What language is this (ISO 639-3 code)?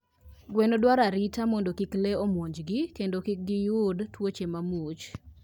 luo